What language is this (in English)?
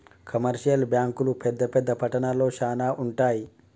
Telugu